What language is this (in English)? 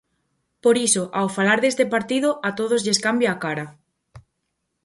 Galician